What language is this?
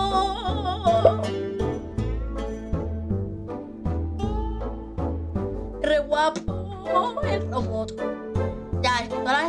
Spanish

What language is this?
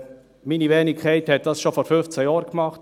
Swiss German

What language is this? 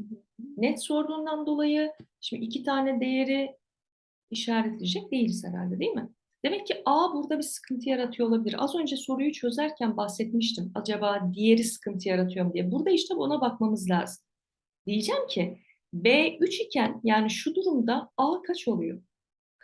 Turkish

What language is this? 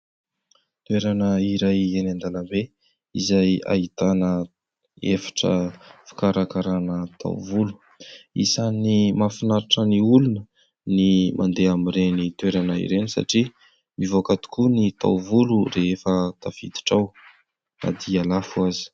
Malagasy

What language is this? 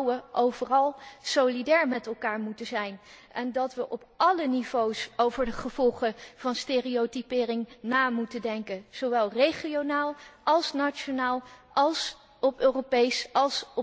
Dutch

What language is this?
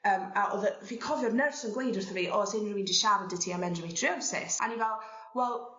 Welsh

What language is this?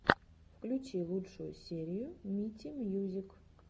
Russian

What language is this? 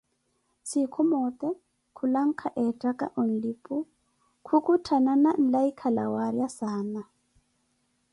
Koti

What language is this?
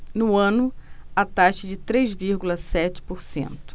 Portuguese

